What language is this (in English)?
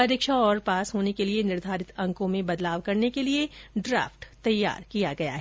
Hindi